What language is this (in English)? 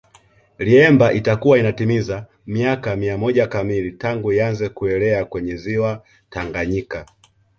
Swahili